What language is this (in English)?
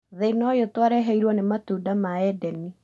Kikuyu